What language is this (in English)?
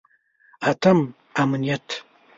Pashto